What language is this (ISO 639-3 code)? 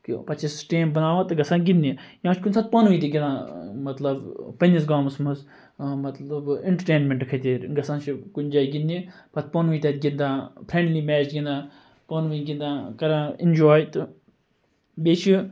kas